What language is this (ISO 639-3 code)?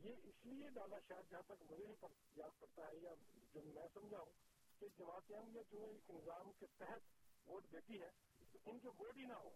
urd